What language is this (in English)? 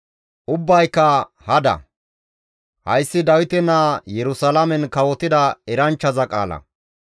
Gamo